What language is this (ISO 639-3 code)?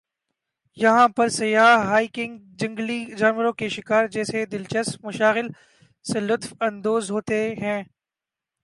urd